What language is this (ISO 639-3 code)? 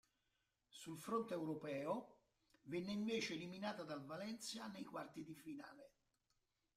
ita